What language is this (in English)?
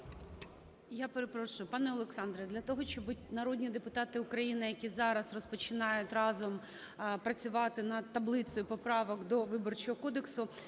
Ukrainian